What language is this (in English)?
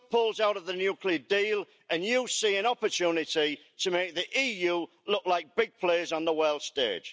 English